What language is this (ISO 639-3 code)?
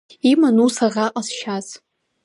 abk